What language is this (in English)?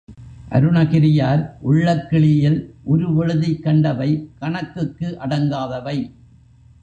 Tamil